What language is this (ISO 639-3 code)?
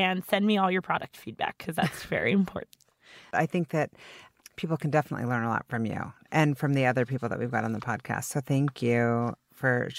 eng